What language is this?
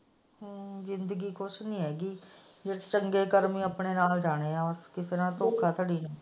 Punjabi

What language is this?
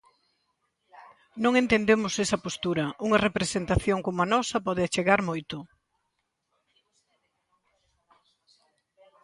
Galician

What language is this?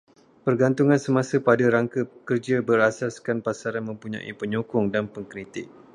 Malay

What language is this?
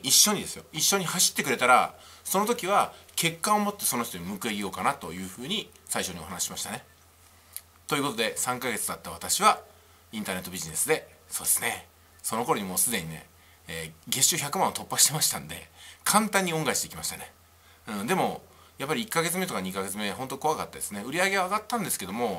Japanese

